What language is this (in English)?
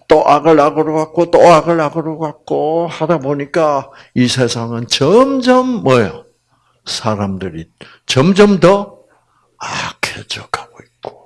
Korean